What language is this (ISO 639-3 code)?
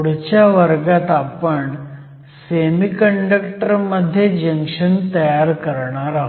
mar